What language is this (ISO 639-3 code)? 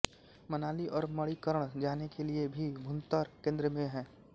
hin